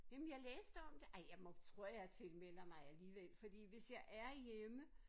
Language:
Danish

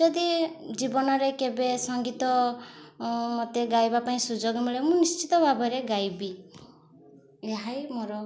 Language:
Odia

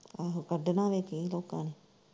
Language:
Punjabi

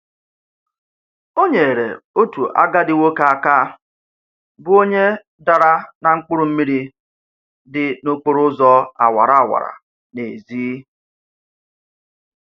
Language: Igbo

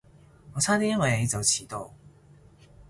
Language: Cantonese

